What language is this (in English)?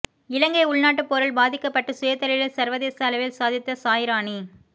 Tamil